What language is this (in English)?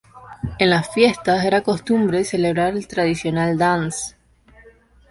Spanish